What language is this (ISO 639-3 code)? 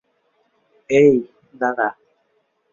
ben